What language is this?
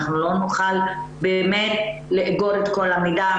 Hebrew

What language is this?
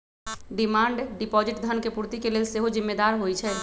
Magahi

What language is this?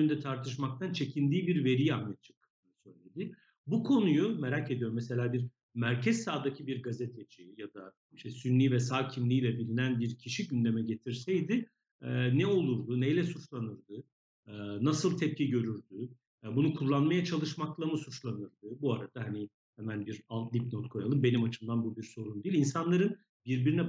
Turkish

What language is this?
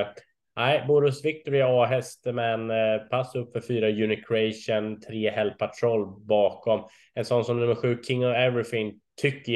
Swedish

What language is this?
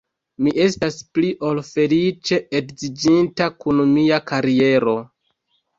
Esperanto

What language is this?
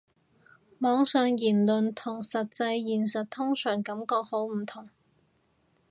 Cantonese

